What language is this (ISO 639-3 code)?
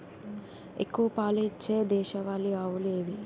tel